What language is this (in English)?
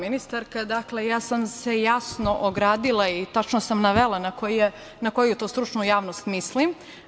Serbian